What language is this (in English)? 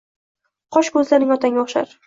Uzbek